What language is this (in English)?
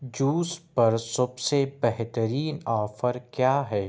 Urdu